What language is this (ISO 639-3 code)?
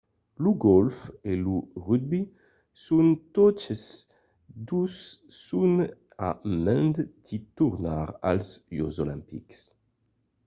oci